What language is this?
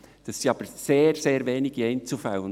Swiss German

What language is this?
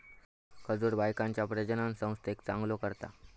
Marathi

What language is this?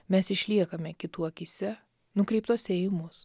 Lithuanian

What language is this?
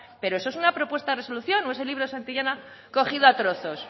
Spanish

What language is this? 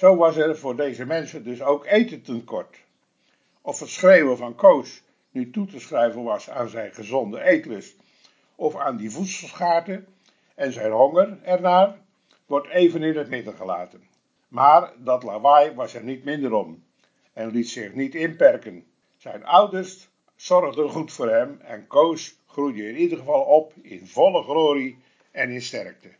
Dutch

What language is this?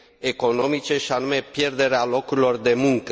Romanian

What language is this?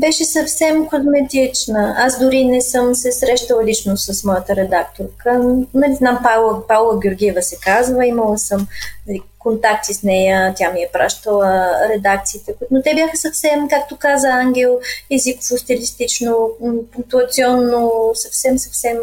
Bulgarian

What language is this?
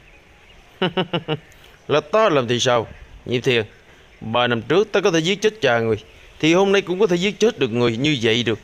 Vietnamese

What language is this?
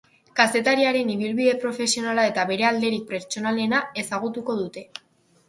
Basque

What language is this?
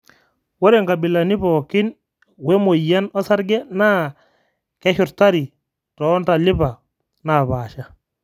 Masai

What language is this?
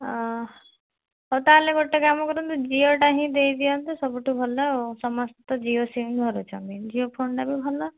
Odia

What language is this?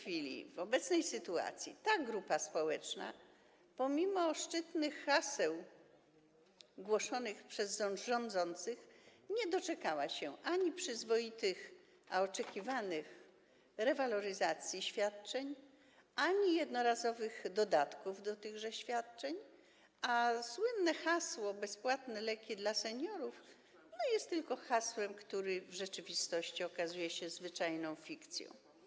Polish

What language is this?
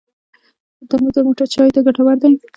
Pashto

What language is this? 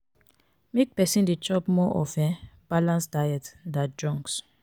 Nigerian Pidgin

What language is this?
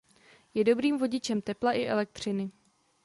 Czech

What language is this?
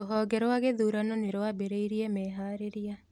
Kikuyu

